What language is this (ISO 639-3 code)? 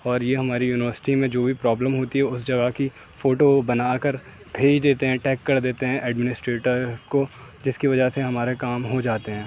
urd